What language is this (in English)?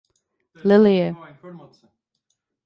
Czech